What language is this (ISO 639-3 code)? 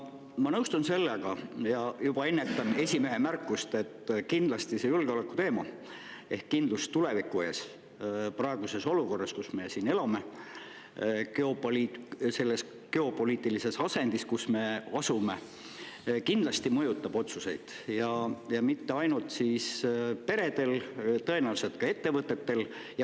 est